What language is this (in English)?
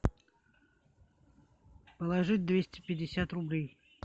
Russian